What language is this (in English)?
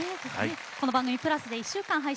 Japanese